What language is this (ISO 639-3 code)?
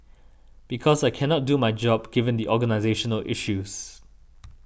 eng